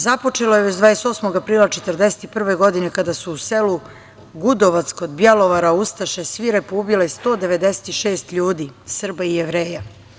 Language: Serbian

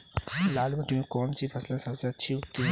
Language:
Hindi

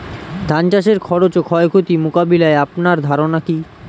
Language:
Bangla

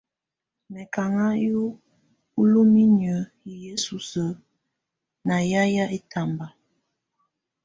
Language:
Tunen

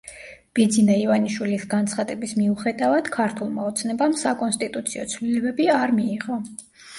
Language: Georgian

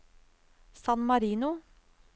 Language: Norwegian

